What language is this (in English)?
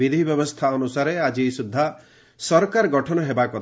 Odia